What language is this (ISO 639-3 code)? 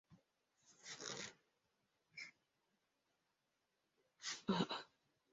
swa